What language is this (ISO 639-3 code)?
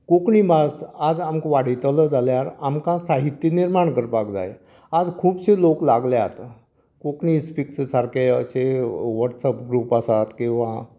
kok